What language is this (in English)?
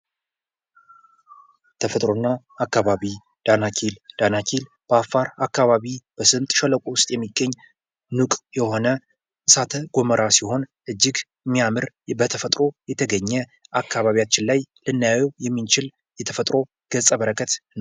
Amharic